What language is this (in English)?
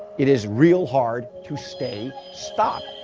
English